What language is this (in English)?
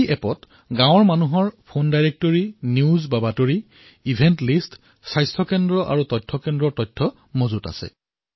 Assamese